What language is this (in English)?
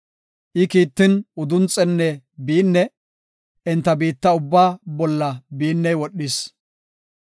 Gofa